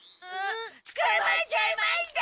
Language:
Japanese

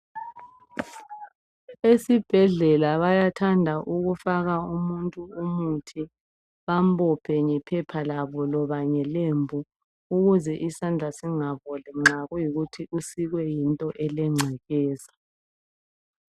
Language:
North Ndebele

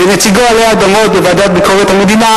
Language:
Hebrew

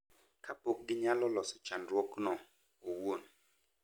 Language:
Luo (Kenya and Tanzania)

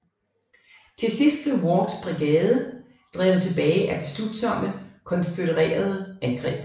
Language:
Danish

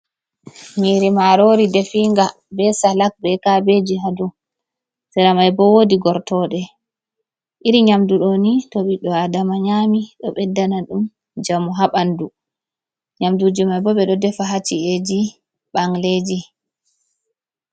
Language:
Fula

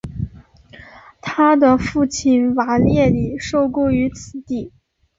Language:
Chinese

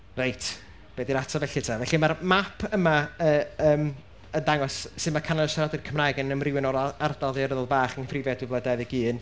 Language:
Welsh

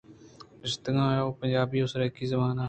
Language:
Eastern Balochi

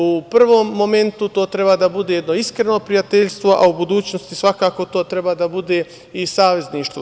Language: Serbian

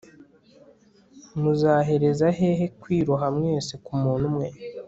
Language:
Kinyarwanda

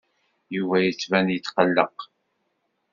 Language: Kabyle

